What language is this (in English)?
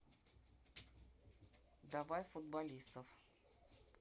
Russian